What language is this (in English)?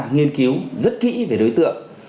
Vietnamese